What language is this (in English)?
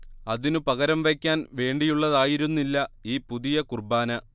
Malayalam